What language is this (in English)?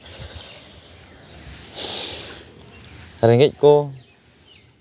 Santali